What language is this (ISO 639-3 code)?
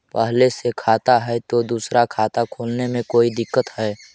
mag